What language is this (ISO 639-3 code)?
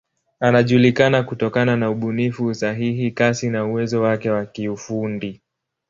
swa